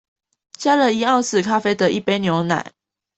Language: Chinese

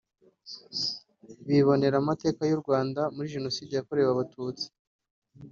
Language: Kinyarwanda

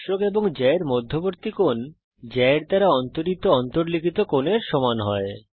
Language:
Bangla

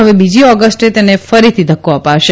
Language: Gujarati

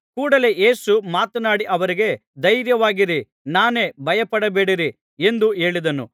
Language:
Kannada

